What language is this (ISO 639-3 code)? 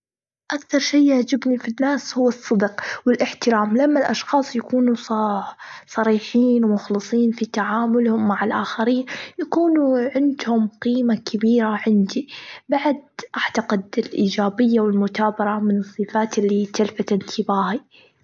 afb